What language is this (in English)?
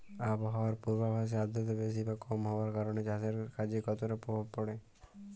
Bangla